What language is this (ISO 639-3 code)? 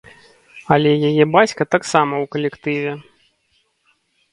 bel